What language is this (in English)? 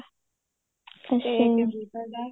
Punjabi